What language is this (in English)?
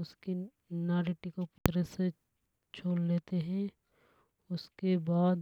Hadothi